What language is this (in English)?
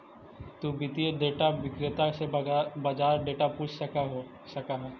Magahi